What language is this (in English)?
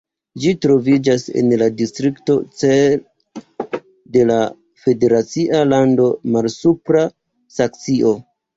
Esperanto